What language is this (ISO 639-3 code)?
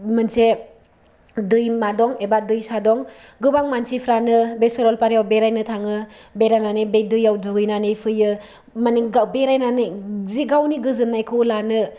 brx